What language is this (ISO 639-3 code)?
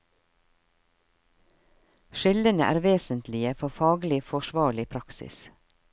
nor